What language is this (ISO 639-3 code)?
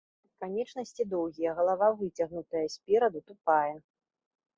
bel